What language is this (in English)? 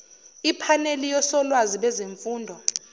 Zulu